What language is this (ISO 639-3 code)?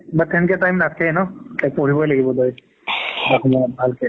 asm